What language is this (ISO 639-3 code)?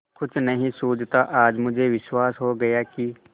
hin